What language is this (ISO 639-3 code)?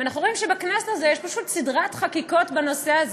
heb